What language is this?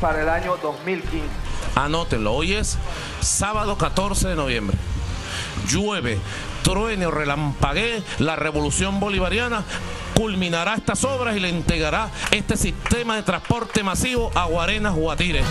Spanish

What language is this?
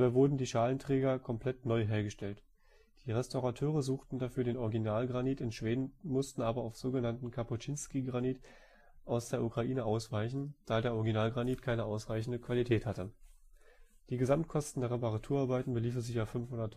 German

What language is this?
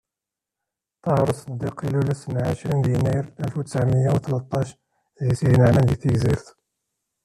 Kabyle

